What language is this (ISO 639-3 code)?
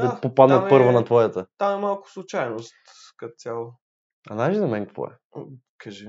bul